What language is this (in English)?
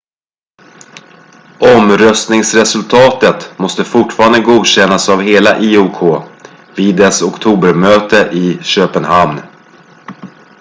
Swedish